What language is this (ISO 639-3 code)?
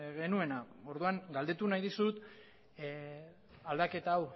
eus